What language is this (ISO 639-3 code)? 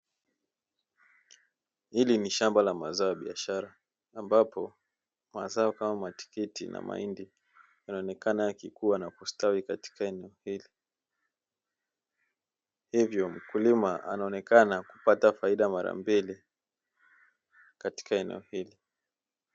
swa